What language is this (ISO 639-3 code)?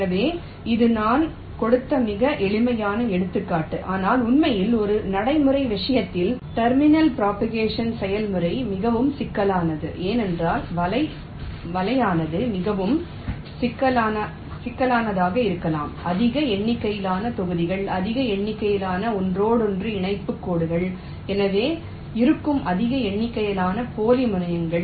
tam